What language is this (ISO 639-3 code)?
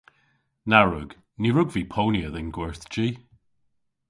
cor